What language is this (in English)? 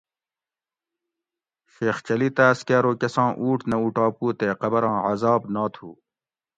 Gawri